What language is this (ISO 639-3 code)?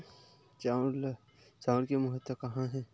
hne